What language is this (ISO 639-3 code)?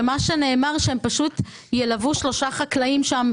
heb